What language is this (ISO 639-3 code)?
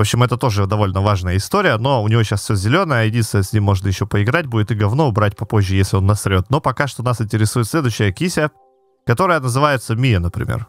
rus